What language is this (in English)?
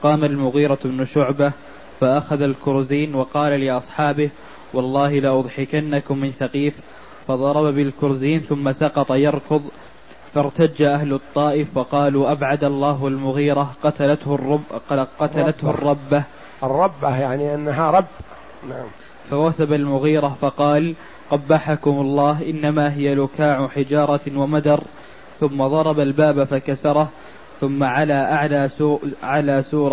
Arabic